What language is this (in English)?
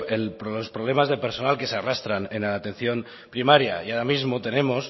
Spanish